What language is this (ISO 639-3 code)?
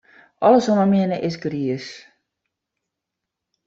fry